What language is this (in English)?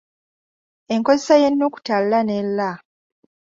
Ganda